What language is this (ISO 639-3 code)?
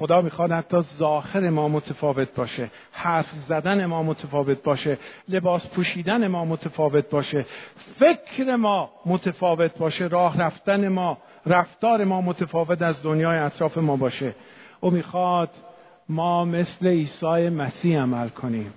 fas